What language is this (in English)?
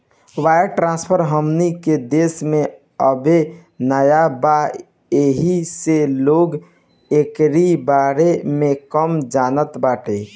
Bhojpuri